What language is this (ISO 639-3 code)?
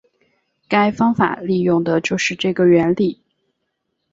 zho